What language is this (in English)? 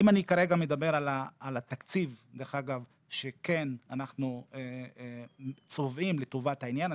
Hebrew